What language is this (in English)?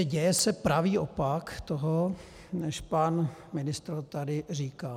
Czech